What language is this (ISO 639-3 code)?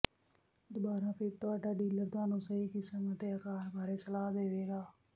pan